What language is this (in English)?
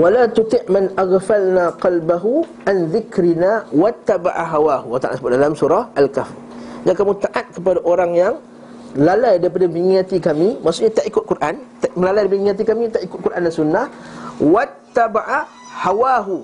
Malay